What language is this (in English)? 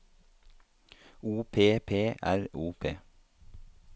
Norwegian